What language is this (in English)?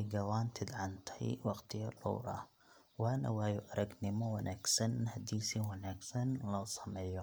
Somali